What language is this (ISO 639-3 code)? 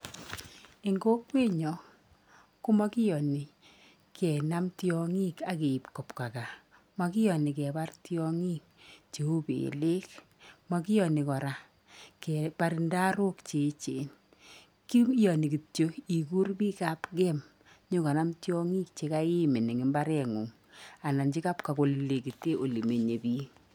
kln